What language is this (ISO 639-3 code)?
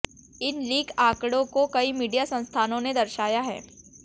hin